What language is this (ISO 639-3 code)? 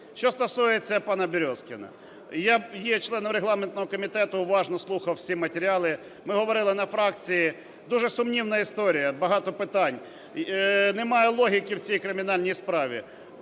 ukr